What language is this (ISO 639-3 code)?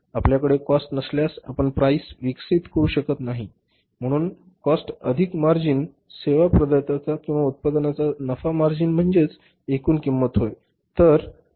mar